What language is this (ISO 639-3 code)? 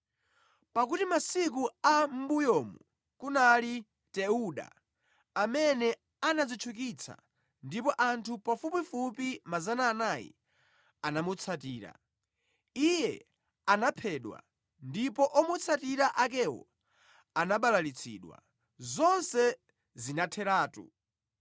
nya